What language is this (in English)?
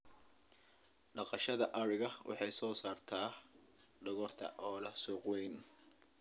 Somali